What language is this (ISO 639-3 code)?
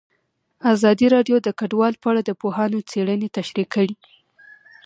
pus